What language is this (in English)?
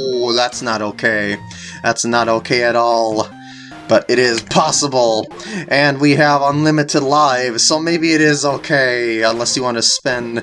English